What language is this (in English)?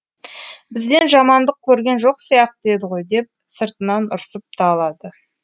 Kazakh